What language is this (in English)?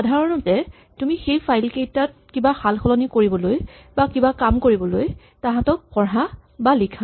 Assamese